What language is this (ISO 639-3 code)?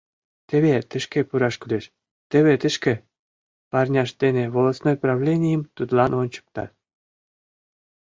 chm